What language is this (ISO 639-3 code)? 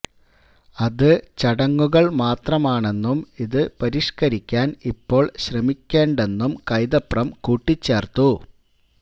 mal